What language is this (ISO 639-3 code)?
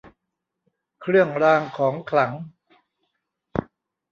tha